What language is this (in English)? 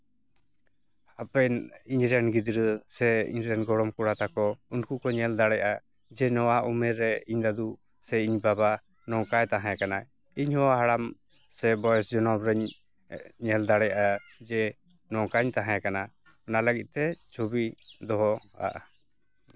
Santali